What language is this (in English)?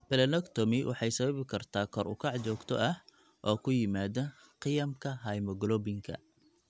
Somali